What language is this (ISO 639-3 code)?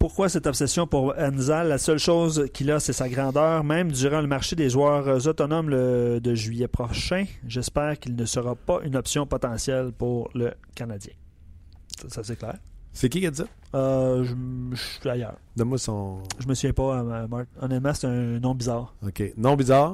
fra